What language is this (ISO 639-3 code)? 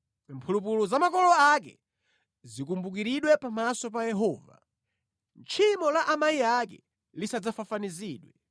nya